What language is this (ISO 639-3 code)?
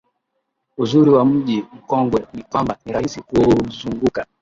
swa